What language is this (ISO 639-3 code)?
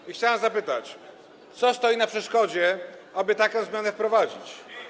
pol